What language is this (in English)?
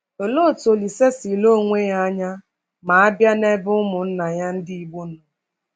Igbo